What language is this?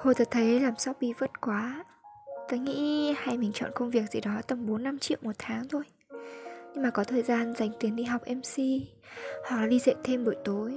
Vietnamese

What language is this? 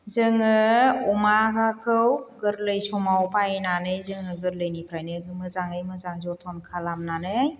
Bodo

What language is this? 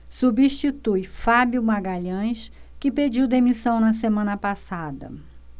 Portuguese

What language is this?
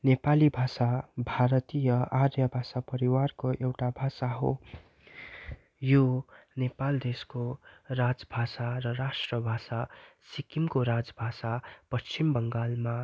Nepali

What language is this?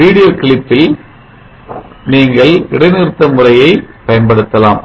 Tamil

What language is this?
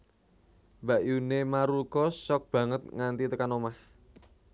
Javanese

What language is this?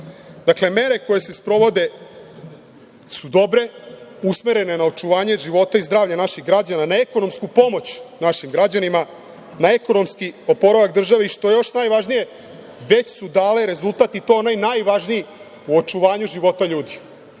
Serbian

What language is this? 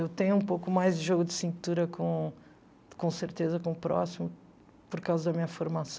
Portuguese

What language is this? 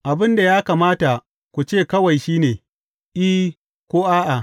Hausa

